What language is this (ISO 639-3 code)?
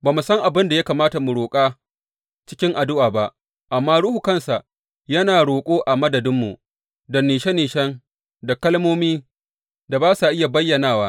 hau